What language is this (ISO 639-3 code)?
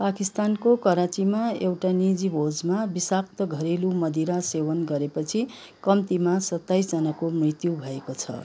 nep